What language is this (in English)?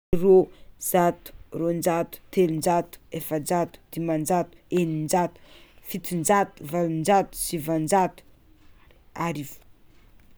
Tsimihety Malagasy